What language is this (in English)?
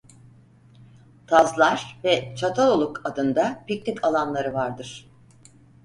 Turkish